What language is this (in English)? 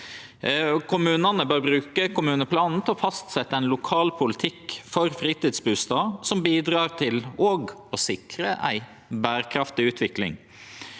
Norwegian